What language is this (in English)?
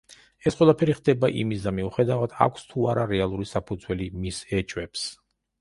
Georgian